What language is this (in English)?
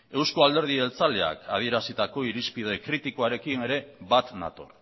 Basque